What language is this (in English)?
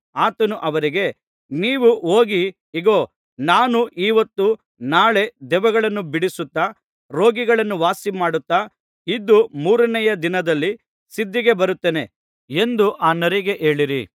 Kannada